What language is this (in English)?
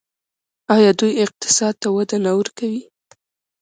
Pashto